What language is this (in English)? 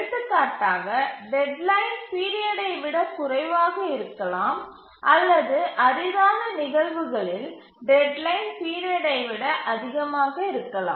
Tamil